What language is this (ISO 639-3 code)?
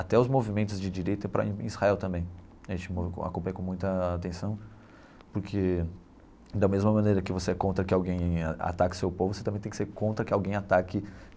por